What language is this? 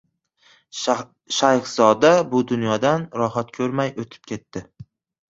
Uzbek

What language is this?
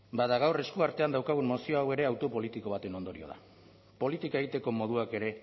Basque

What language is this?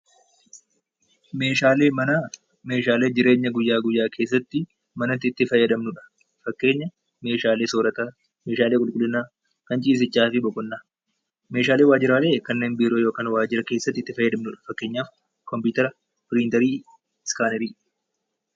Oromo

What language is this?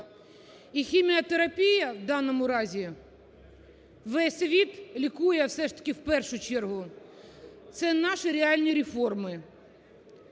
Ukrainian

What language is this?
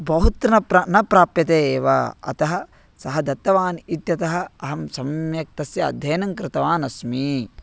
Sanskrit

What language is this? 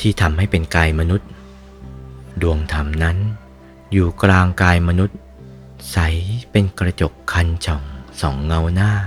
Thai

